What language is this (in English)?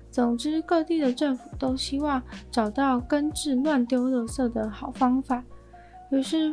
Chinese